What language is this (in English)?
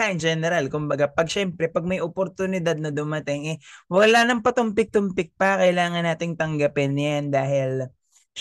Filipino